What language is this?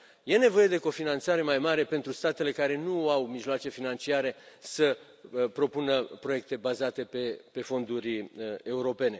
Romanian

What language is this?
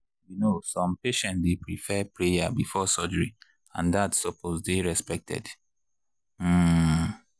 Nigerian Pidgin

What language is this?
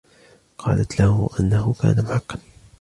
Arabic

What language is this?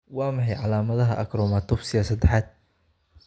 Somali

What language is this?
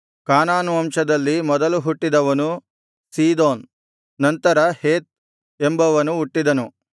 Kannada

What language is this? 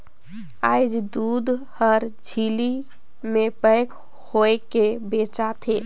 Chhattisgarhi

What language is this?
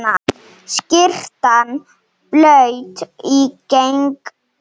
Icelandic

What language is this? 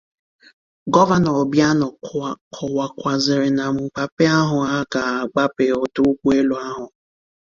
Igbo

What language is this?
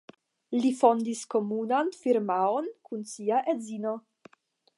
Esperanto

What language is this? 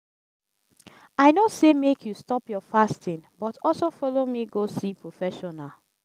Nigerian Pidgin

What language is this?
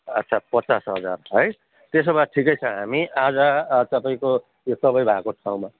Nepali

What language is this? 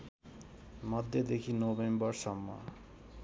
Nepali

